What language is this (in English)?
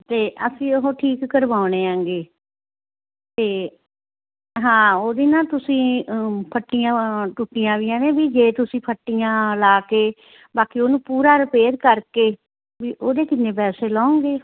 Punjabi